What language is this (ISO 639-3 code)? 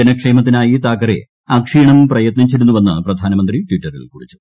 mal